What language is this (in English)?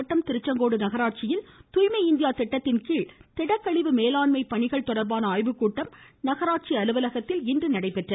Tamil